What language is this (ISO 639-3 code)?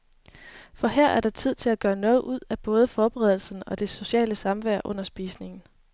dan